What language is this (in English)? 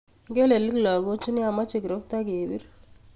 Kalenjin